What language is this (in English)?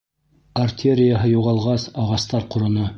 Bashkir